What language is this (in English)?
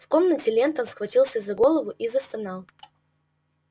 Russian